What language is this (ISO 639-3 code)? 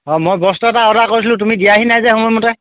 asm